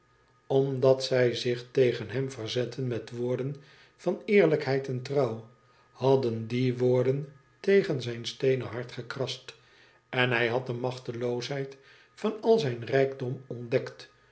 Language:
Dutch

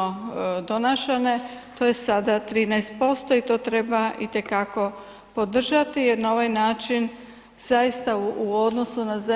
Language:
Croatian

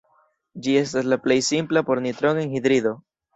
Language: Esperanto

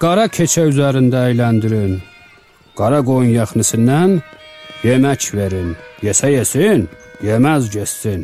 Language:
Turkish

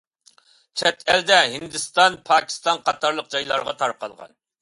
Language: Uyghur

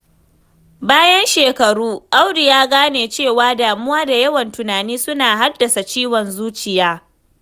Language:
Hausa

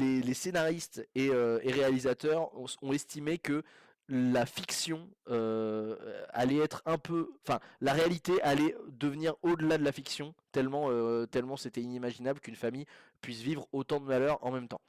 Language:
French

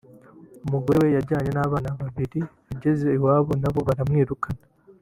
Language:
Kinyarwanda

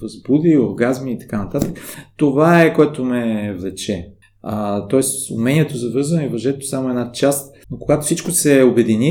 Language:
Bulgarian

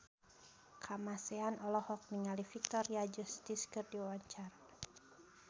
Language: Sundanese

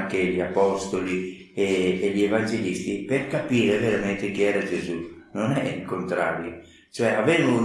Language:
Italian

